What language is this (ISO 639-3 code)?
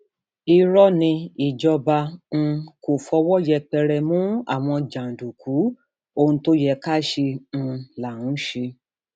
yor